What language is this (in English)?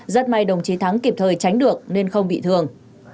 Vietnamese